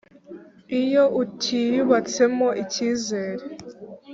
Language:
Kinyarwanda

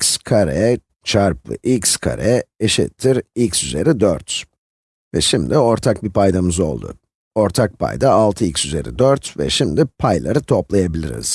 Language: Turkish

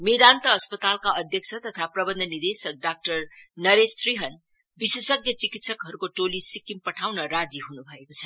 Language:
Nepali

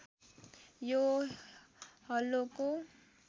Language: Nepali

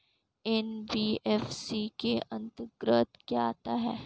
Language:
Hindi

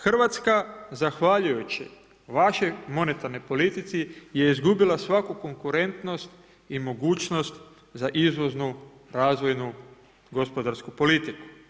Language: Croatian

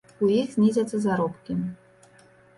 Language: Belarusian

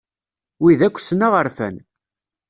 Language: Kabyle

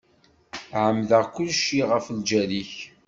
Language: Kabyle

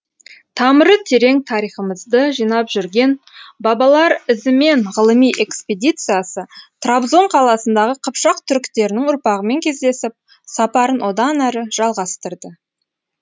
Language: Kazakh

